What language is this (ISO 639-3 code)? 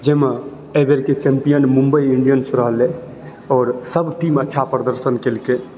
mai